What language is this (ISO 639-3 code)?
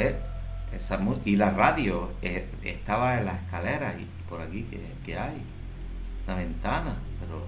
spa